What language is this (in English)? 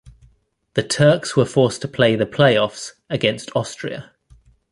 English